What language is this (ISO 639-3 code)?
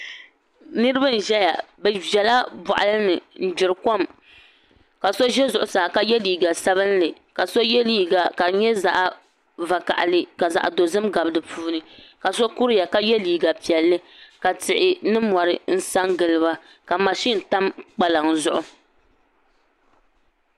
dag